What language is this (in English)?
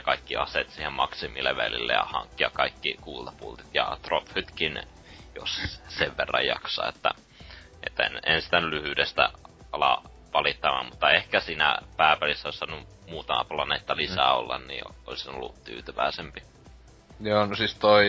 Finnish